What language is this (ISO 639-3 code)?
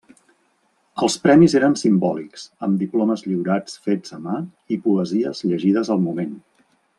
cat